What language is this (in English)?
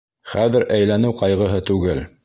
Bashkir